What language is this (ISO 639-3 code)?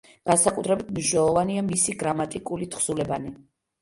kat